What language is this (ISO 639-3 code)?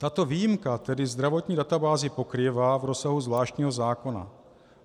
ces